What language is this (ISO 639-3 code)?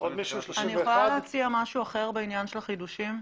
heb